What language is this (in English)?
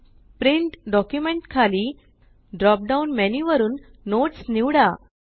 Marathi